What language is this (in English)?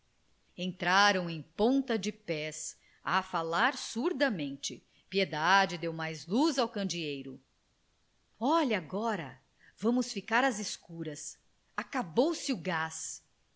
Portuguese